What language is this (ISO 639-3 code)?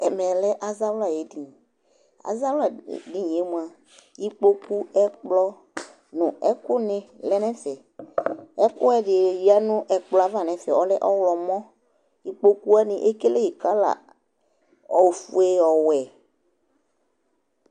kpo